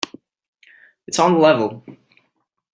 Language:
English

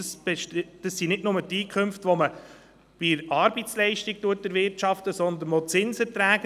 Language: Swiss German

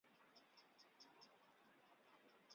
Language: Chinese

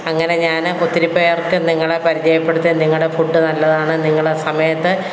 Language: Malayalam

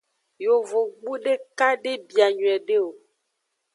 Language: Aja (Benin)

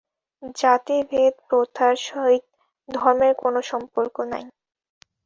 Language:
Bangla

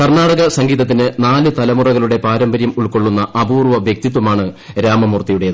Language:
Malayalam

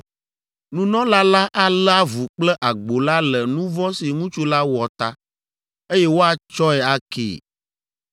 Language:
Ewe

